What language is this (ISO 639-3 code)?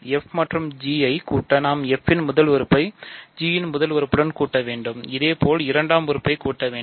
tam